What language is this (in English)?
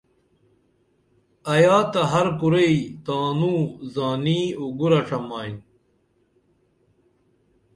Dameli